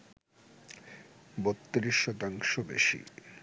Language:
Bangla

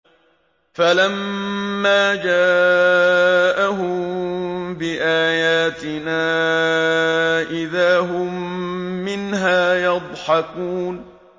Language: Arabic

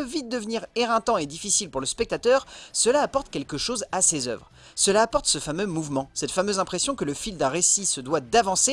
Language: French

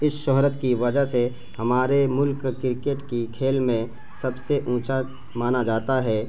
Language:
Urdu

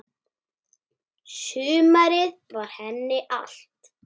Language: Icelandic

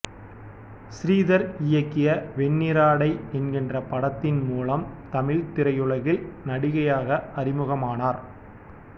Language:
Tamil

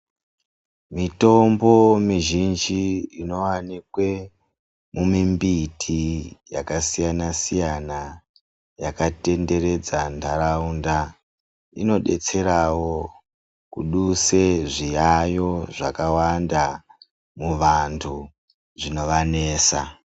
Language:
Ndau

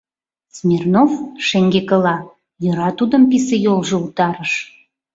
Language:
Mari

